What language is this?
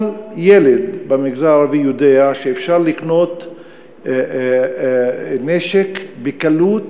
Hebrew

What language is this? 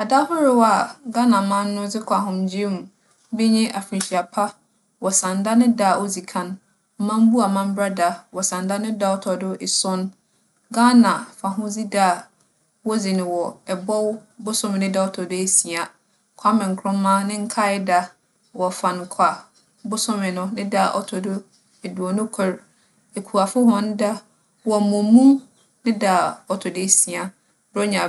Akan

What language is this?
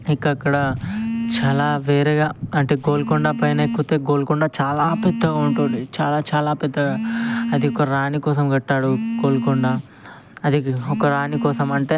Telugu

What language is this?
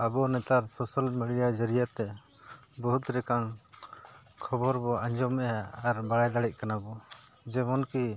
Santali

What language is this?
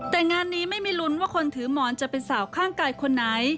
Thai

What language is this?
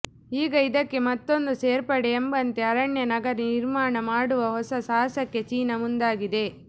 Kannada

